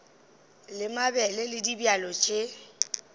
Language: Northern Sotho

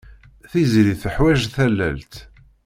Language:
Kabyle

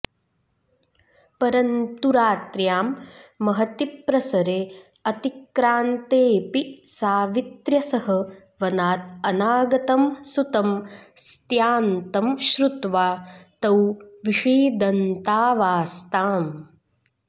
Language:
Sanskrit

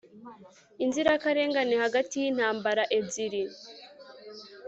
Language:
Kinyarwanda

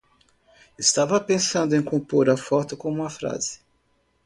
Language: Portuguese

